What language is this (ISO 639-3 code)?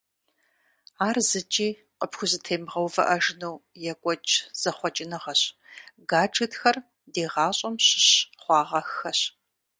kbd